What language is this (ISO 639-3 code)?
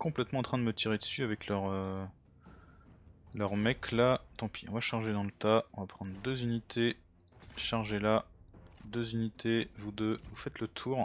fra